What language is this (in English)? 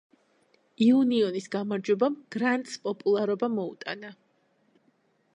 Georgian